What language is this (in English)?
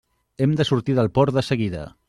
Catalan